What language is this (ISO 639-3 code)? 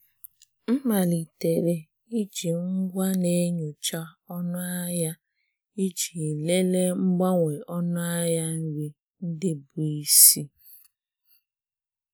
ibo